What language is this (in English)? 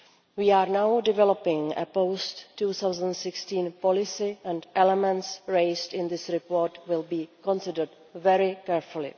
English